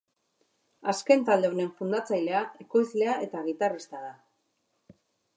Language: Basque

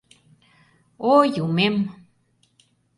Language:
Mari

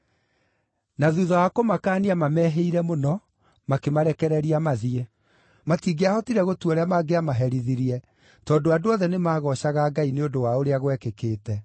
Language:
Kikuyu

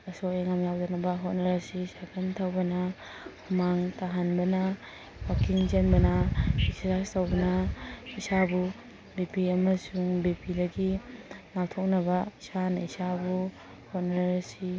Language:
Manipuri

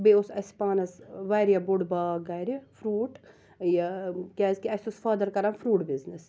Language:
Kashmiri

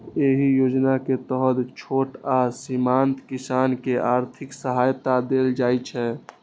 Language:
Maithili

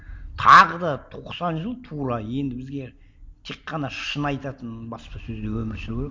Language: Kazakh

